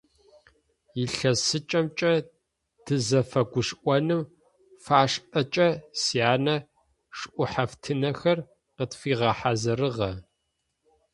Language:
Adyghe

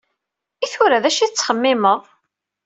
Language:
Kabyle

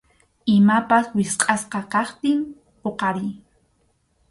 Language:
Arequipa-La Unión Quechua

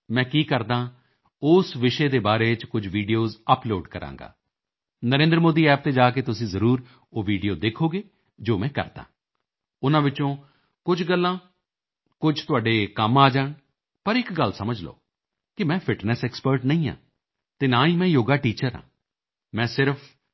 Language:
Punjabi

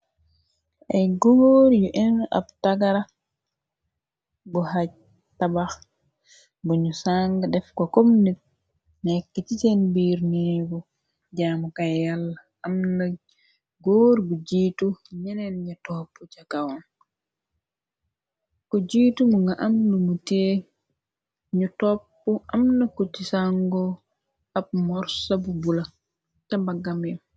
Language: Wolof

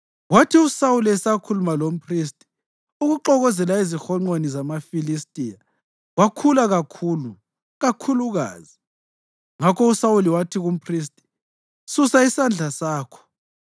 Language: North Ndebele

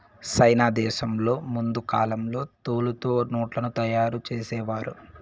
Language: Telugu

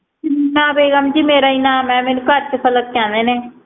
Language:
Punjabi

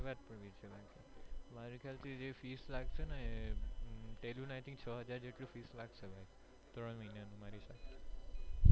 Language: Gujarati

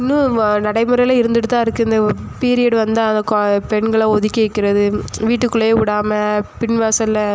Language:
Tamil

